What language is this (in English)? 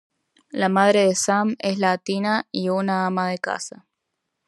Spanish